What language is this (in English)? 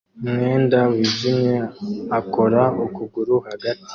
Kinyarwanda